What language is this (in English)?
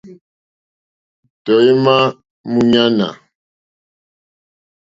Mokpwe